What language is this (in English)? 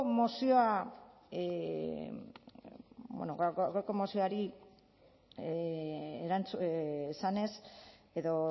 Basque